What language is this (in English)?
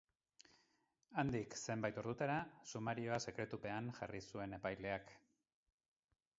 Basque